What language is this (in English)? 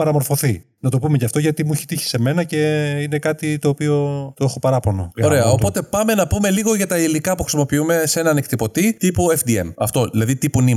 Greek